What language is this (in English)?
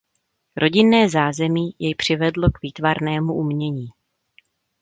Czech